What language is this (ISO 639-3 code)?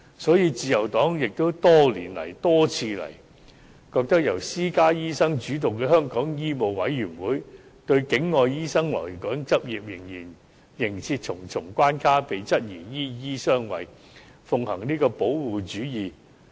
yue